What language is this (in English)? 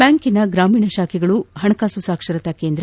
Kannada